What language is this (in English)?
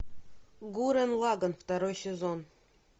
Russian